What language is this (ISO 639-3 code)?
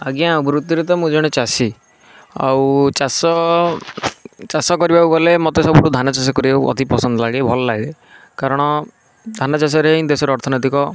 ori